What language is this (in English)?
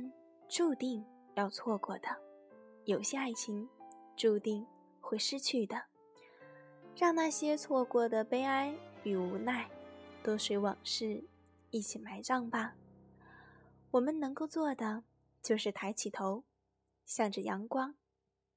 Chinese